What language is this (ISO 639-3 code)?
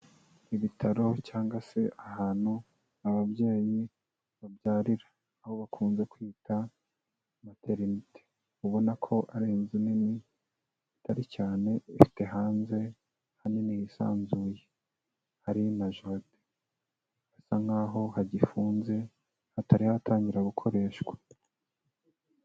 kin